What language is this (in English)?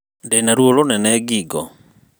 Kikuyu